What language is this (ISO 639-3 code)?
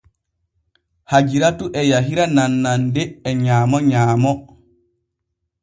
fue